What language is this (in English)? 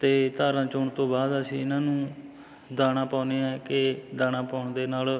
Punjabi